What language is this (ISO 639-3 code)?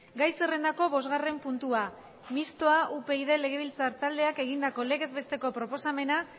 eus